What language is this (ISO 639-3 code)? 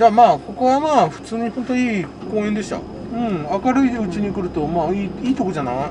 jpn